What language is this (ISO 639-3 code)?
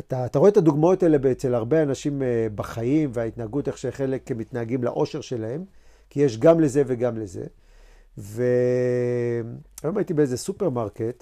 heb